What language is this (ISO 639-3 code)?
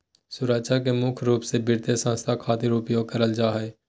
mag